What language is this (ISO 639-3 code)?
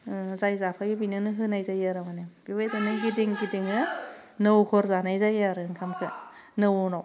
brx